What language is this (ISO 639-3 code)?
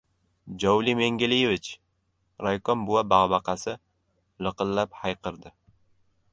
uzb